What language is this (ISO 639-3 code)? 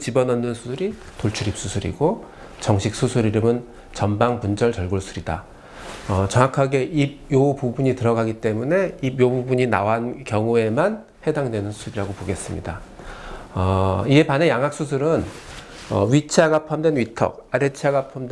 kor